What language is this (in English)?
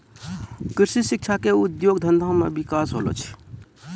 Maithili